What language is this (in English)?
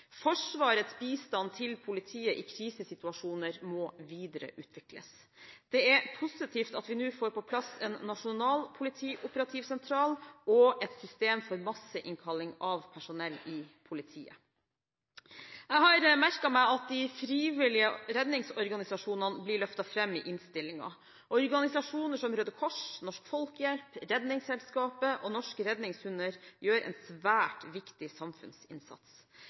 Norwegian Bokmål